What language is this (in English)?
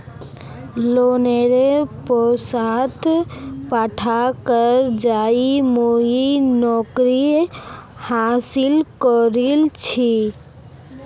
Magahi